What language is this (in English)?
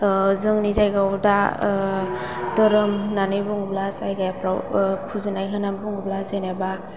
Bodo